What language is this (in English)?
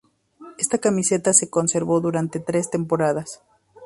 Spanish